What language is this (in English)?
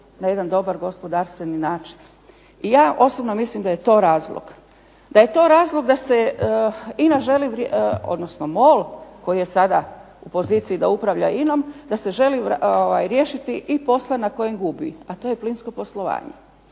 Croatian